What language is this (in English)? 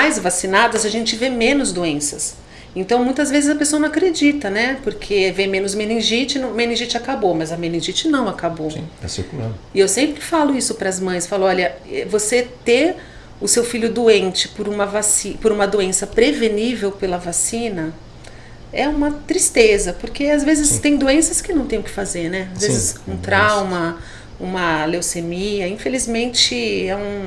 Portuguese